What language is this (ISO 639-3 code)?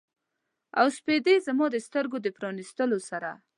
pus